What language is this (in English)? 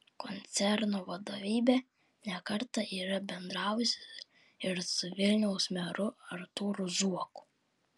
Lithuanian